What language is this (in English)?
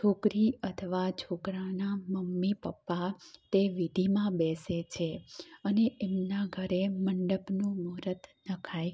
Gujarati